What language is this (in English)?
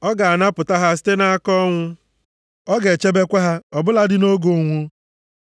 Igbo